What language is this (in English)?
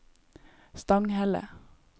Norwegian